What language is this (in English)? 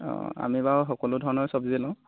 Assamese